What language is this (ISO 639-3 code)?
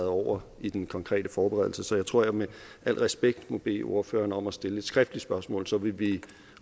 dan